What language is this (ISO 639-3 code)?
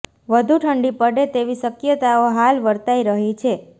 guj